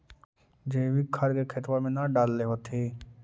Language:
Magahi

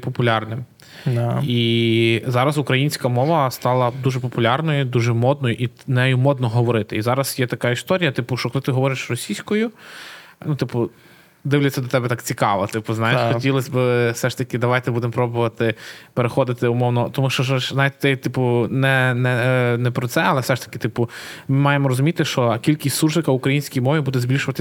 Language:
Ukrainian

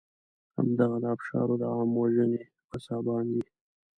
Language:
Pashto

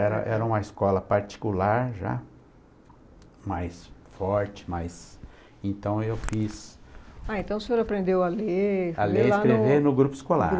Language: Portuguese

